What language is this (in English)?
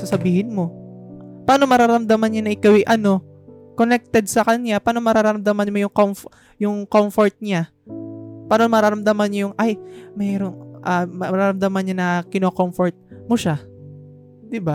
Filipino